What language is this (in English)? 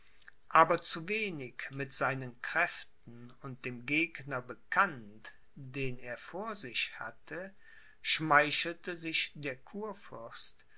German